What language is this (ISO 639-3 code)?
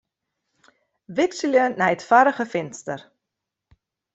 fry